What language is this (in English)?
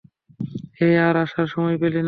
Bangla